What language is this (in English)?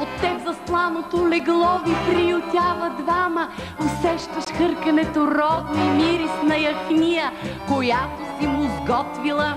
Bulgarian